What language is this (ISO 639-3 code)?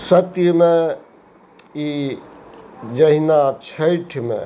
mai